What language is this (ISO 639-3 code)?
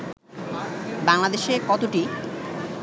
ben